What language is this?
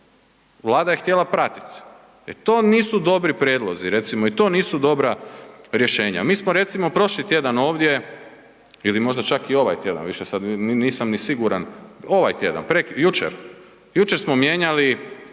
Croatian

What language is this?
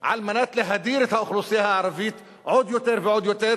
Hebrew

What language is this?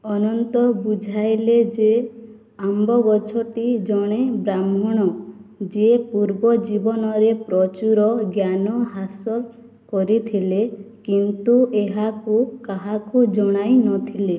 Odia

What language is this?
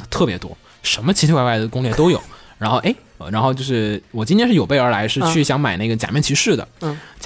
Chinese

